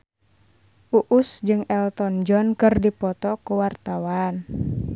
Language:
Sundanese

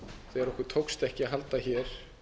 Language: Icelandic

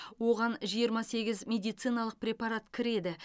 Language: Kazakh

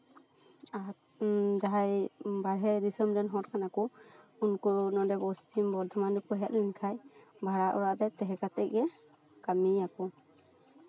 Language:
Santali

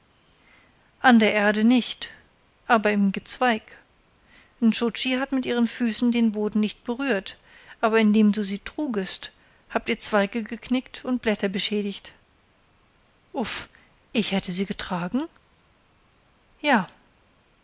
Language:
German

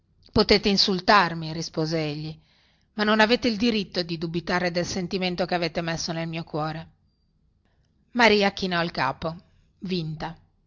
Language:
Italian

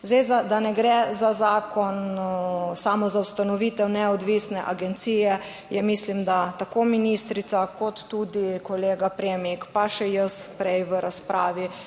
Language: Slovenian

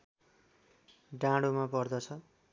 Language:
Nepali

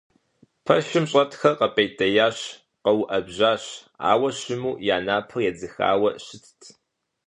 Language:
Kabardian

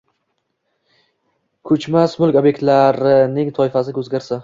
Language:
Uzbek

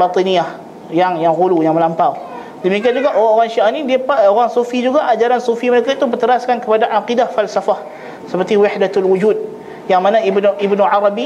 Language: Malay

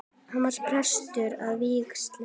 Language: Icelandic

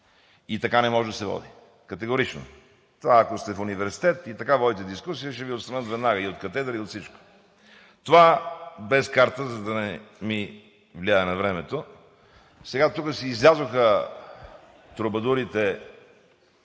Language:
Bulgarian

